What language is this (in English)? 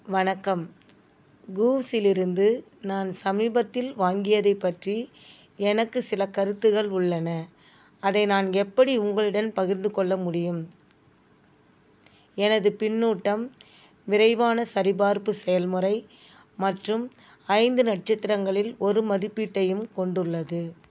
Tamil